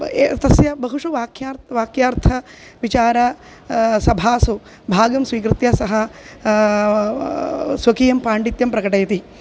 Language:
Sanskrit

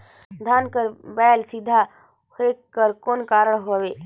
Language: Chhattisgarhi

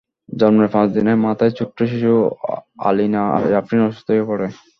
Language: Bangla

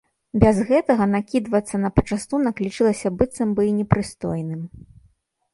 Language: Belarusian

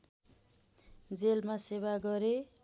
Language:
Nepali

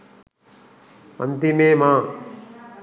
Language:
Sinhala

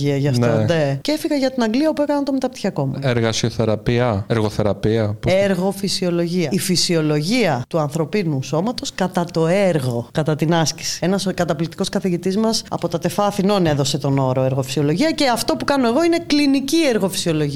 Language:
Greek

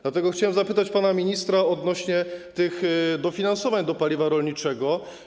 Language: Polish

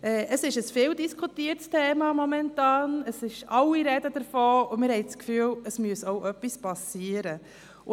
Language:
Swiss German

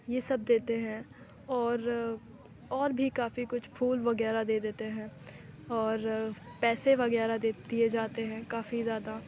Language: Urdu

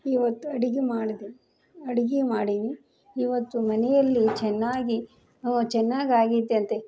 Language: Kannada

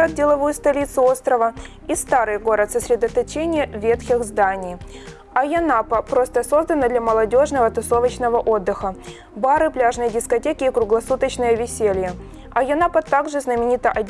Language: Russian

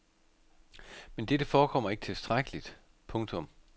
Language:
Danish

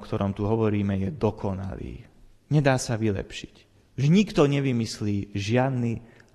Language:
Slovak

